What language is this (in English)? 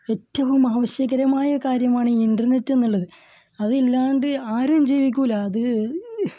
Malayalam